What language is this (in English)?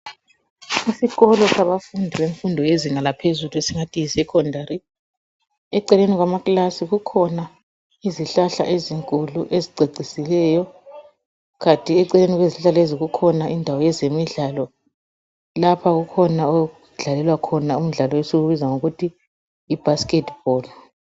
North Ndebele